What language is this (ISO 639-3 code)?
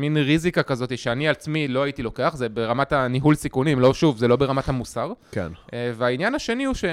heb